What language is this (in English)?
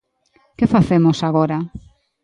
Galician